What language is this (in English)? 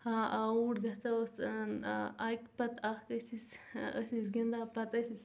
Kashmiri